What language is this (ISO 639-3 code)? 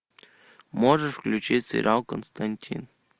rus